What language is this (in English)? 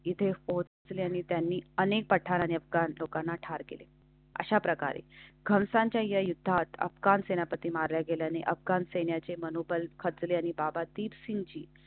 Marathi